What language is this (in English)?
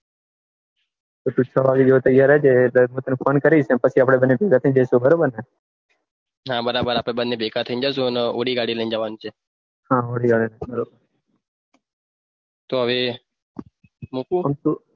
Gujarati